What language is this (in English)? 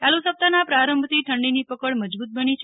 Gujarati